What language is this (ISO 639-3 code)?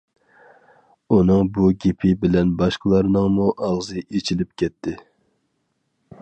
uig